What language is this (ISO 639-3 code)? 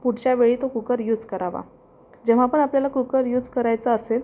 mar